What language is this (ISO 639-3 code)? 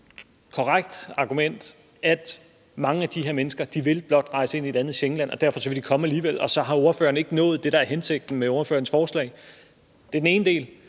dan